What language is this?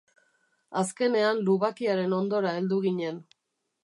Basque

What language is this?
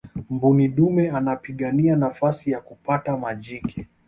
Swahili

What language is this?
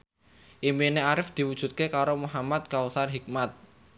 Javanese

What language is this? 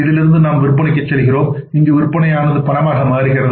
Tamil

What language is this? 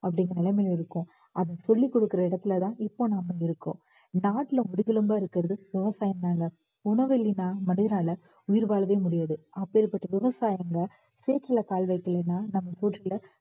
Tamil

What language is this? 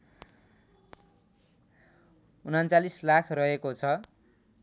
Nepali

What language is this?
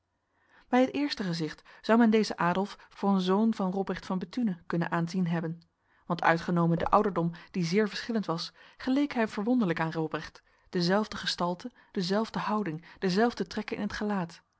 Dutch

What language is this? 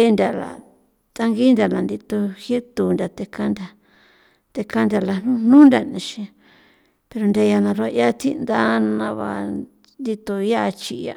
San Felipe Otlaltepec Popoloca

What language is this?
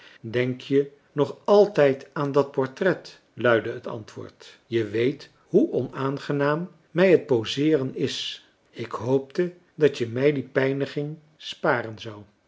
Dutch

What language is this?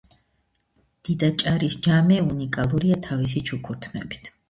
Georgian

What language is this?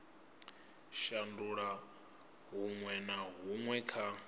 Venda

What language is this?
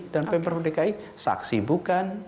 Indonesian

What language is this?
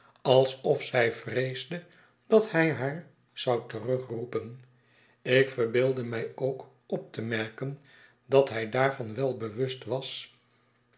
Dutch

